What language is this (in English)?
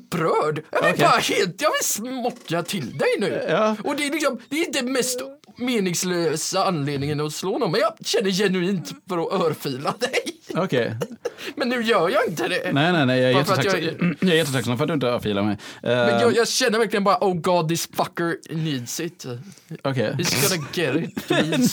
Swedish